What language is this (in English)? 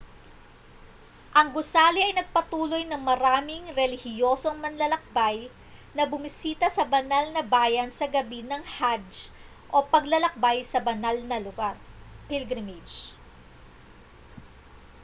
Filipino